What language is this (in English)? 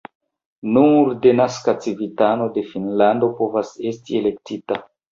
Esperanto